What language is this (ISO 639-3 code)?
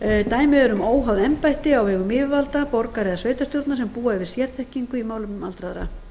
isl